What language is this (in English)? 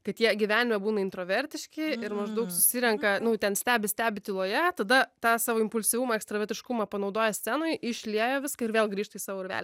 Lithuanian